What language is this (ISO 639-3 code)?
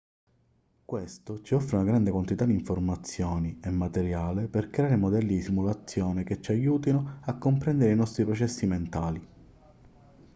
ita